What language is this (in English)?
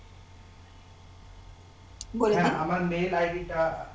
Bangla